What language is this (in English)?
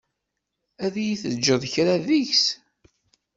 Kabyle